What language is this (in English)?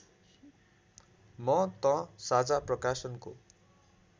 Nepali